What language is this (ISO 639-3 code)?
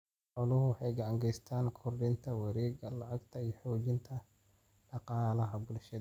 som